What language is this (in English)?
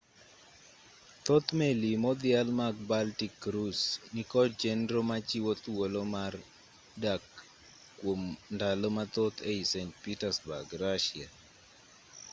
Luo (Kenya and Tanzania)